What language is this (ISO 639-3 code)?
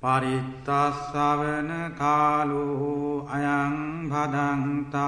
vie